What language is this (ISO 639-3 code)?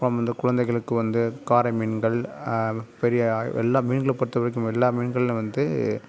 tam